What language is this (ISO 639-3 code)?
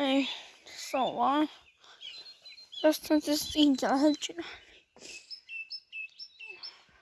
hun